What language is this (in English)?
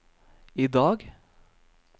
Norwegian